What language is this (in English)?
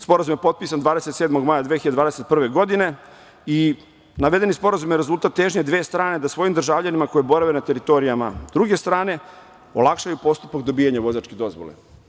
Serbian